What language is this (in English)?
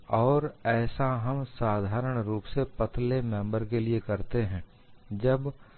Hindi